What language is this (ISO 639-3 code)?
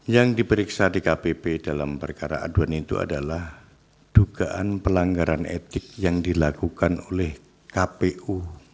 ind